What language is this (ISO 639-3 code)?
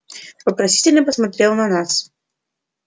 rus